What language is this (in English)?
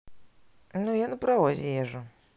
Russian